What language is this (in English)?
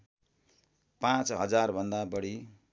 Nepali